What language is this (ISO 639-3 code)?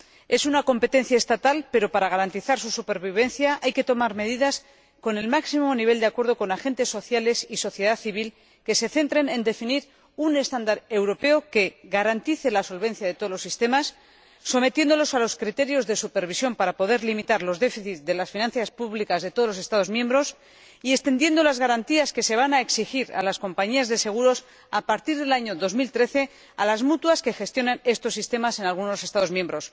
spa